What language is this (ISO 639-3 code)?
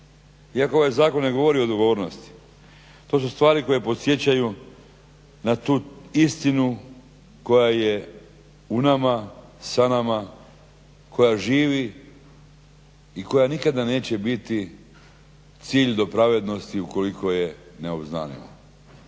hrv